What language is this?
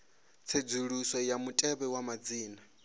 Venda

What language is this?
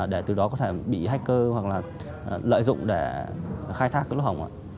Vietnamese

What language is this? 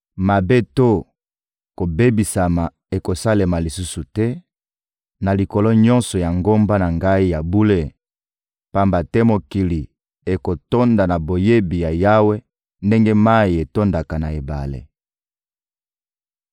Lingala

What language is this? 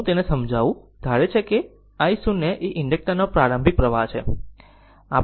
Gujarati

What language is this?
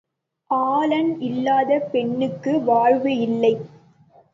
Tamil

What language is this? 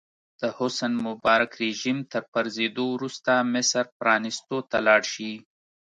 Pashto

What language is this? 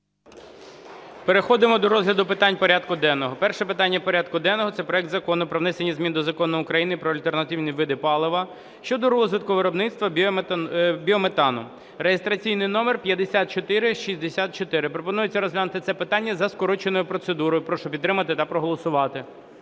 Ukrainian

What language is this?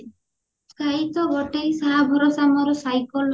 Odia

